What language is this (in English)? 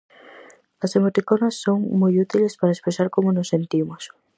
Galician